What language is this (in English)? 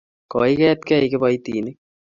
Kalenjin